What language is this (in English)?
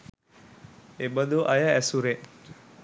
Sinhala